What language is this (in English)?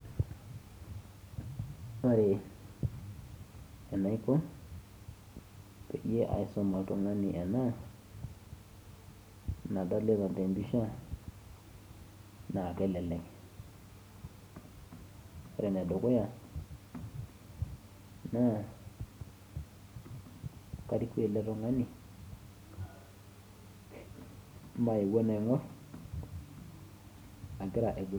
Masai